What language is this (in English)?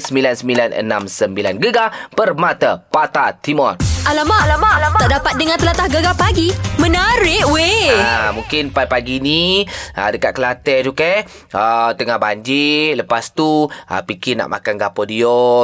Malay